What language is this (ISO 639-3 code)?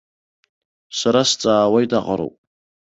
abk